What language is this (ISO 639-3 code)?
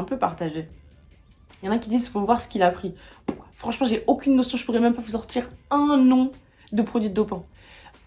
fra